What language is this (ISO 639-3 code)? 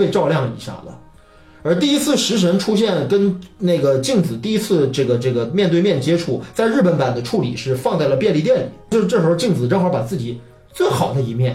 zho